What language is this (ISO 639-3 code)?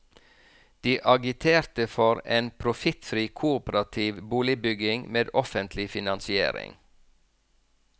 nor